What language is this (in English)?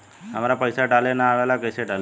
Bhojpuri